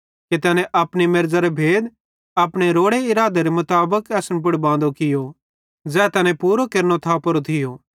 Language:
Bhadrawahi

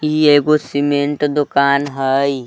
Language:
Magahi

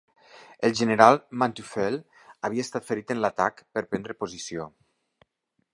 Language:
Catalan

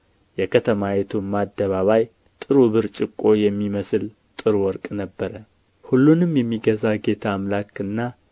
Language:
Amharic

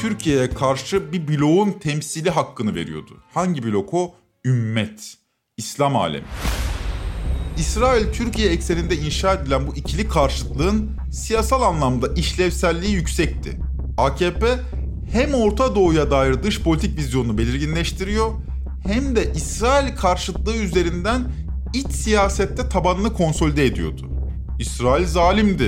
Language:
Turkish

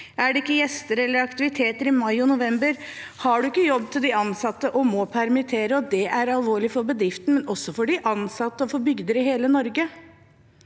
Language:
Norwegian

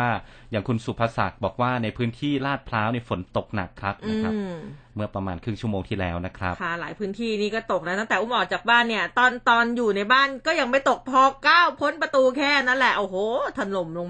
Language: Thai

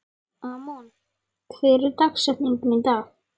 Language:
Icelandic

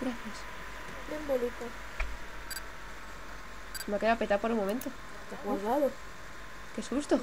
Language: Spanish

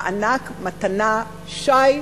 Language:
Hebrew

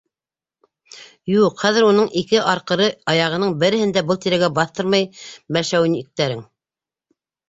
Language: Bashkir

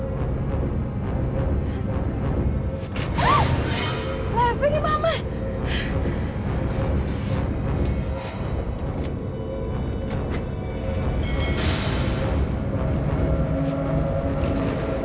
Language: Indonesian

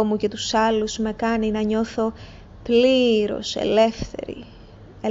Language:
Greek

